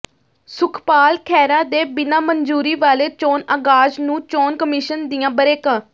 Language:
Punjabi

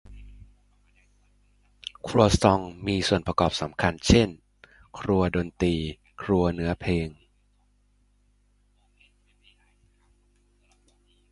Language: Thai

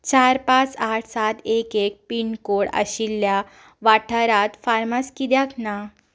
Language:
Konkani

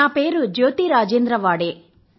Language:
Telugu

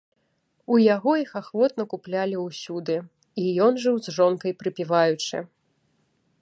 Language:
Belarusian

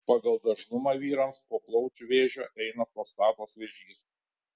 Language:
Lithuanian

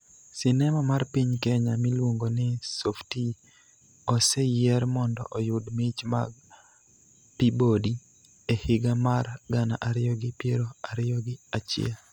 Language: Luo (Kenya and Tanzania)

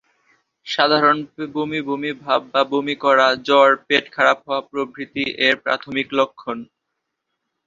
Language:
Bangla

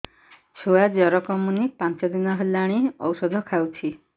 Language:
Odia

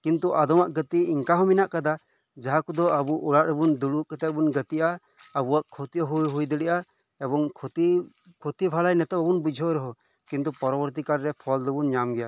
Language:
Santali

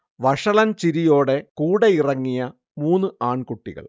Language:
Malayalam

